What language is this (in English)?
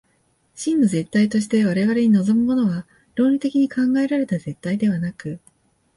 Japanese